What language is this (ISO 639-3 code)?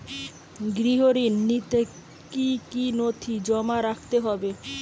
ben